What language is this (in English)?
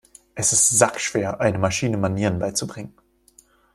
German